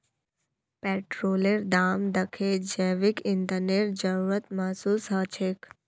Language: Magahi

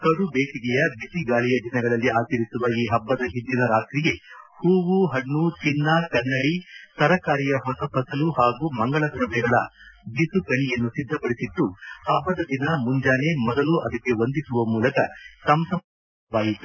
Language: Kannada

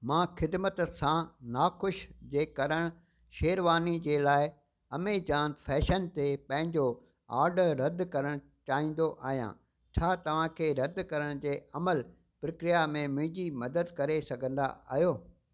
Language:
Sindhi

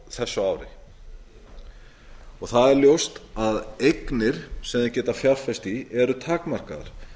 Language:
Icelandic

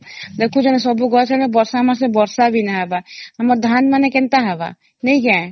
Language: Odia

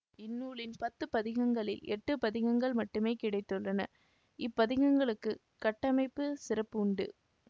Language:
Tamil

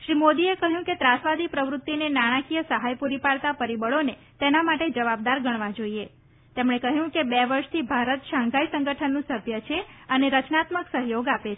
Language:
Gujarati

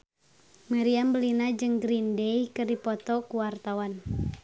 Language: Sundanese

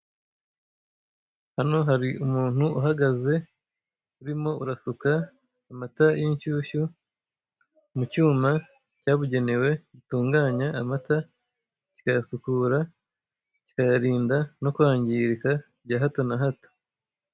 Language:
Kinyarwanda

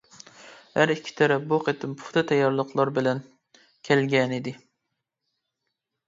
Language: Uyghur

